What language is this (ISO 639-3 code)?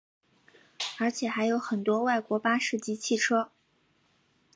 zho